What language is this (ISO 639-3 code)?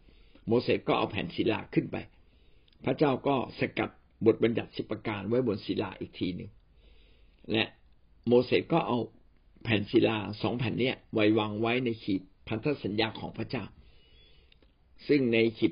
tha